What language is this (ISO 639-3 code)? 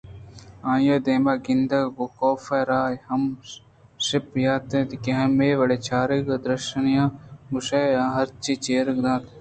bgp